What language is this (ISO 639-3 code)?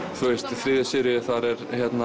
isl